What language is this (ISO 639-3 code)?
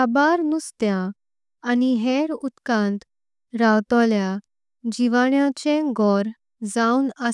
kok